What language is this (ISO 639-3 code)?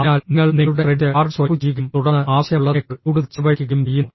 mal